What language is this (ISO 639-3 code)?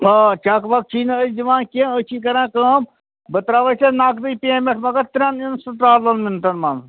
kas